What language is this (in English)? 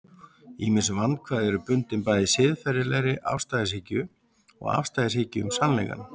Icelandic